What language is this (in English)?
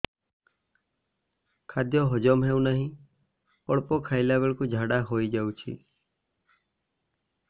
Odia